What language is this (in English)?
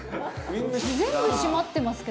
Japanese